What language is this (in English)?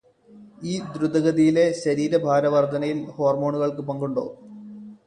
Malayalam